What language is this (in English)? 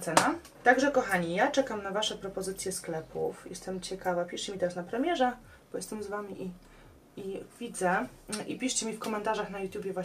Polish